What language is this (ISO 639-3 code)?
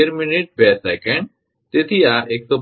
guj